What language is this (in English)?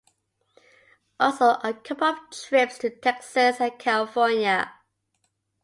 English